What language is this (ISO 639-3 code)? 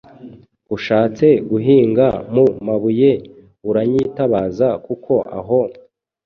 kin